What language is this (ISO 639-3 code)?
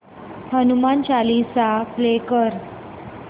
mar